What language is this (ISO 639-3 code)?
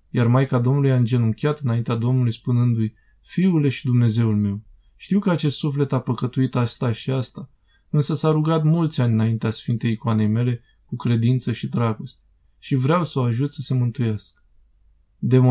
ron